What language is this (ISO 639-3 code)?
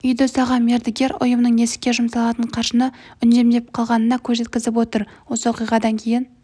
kaz